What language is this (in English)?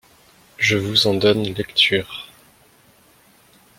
French